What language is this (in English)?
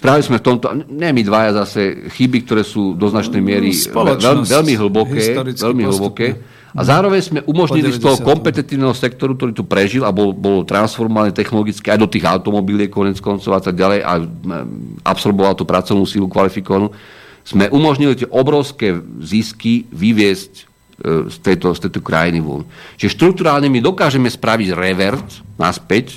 Slovak